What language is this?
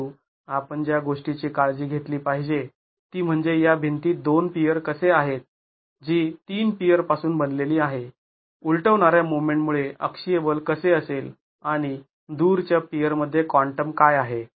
Marathi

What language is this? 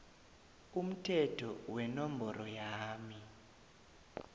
South Ndebele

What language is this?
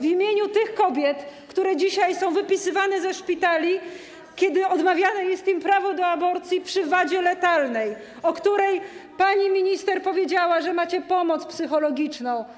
Polish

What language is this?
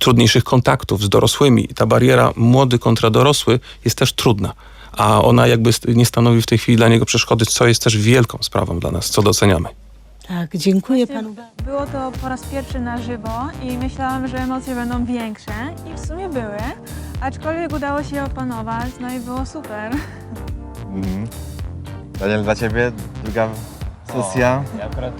Polish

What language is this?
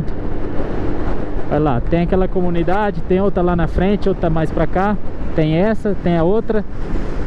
Portuguese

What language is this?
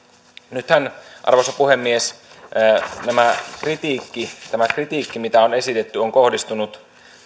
Finnish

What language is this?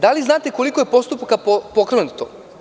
Serbian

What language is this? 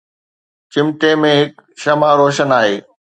Sindhi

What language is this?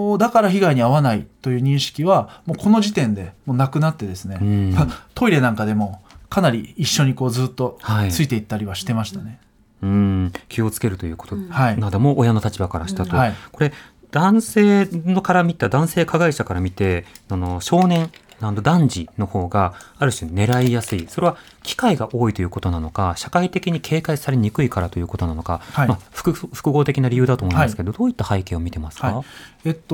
Japanese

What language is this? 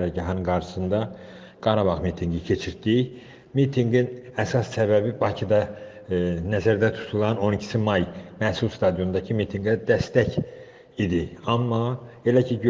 Azerbaijani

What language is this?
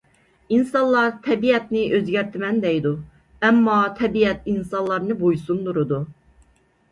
Uyghur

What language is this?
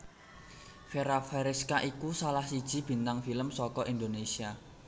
Javanese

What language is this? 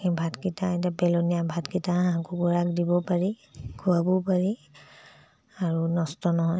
Assamese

